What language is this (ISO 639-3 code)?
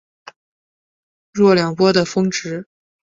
zho